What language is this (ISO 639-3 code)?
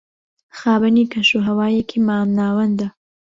ckb